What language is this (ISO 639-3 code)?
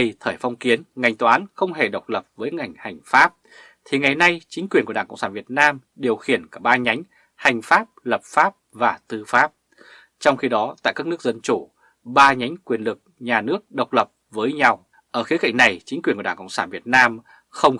vie